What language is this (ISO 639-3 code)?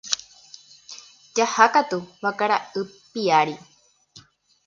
grn